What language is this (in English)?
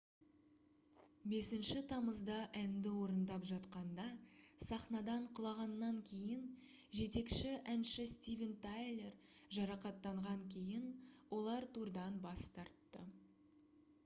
Kazakh